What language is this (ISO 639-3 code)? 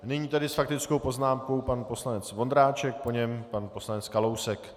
ces